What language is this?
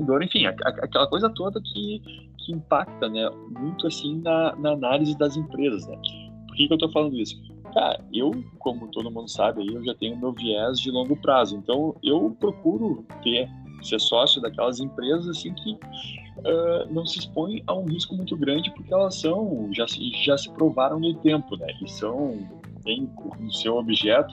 Portuguese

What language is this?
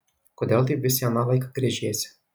Lithuanian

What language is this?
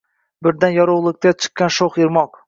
Uzbek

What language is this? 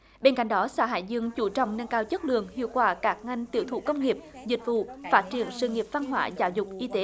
Vietnamese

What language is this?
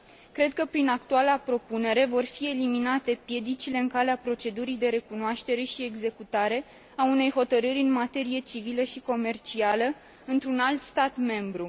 Romanian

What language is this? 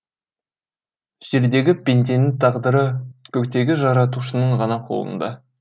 Kazakh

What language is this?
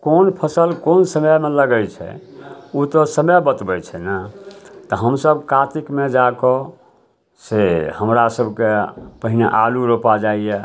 Maithili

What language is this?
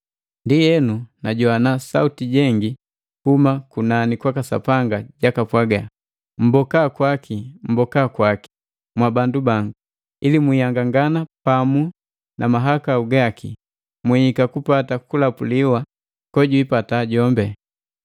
Matengo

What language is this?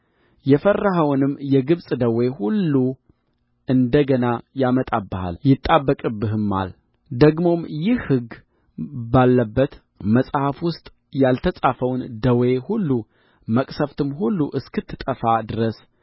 Amharic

